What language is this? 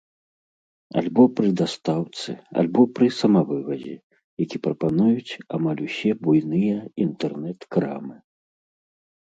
Belarusian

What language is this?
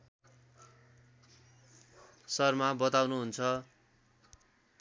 Nepali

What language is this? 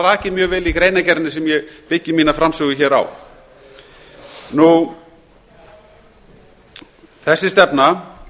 Icelandic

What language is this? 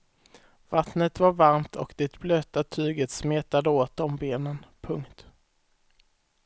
Swedish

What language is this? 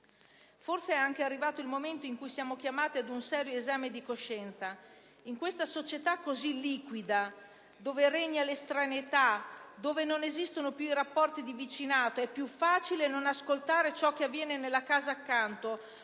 Italian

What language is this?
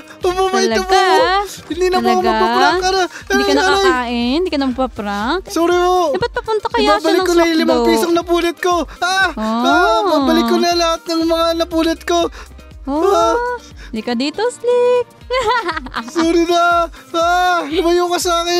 Filipino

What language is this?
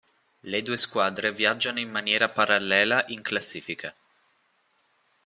Italian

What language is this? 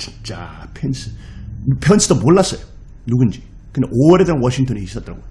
Korean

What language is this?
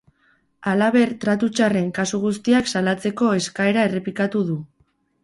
Basque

